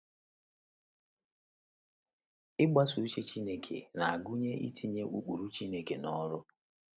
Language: Igbo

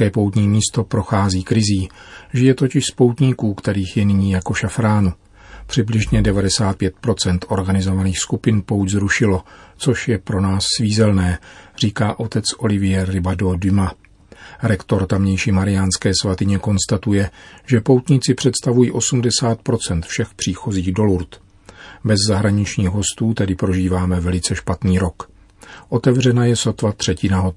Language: Czech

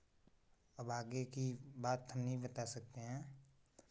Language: Hindi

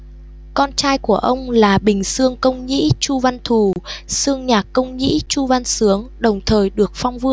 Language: Vietnamese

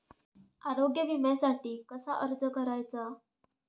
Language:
Marathi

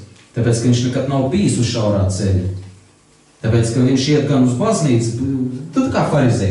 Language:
Latvian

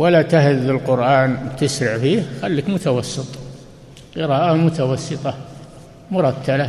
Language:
Arabic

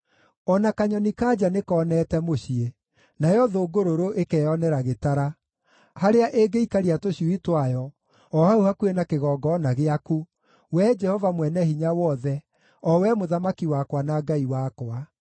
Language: Kikuyu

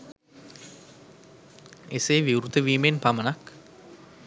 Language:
Sinhala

